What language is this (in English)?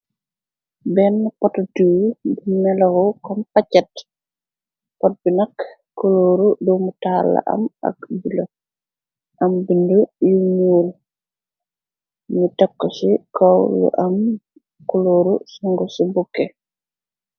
Wolof